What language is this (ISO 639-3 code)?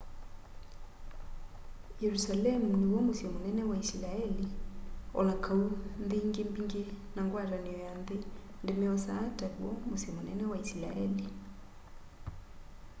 kam